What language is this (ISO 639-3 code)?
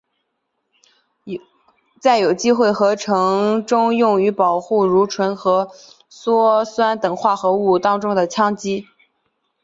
zho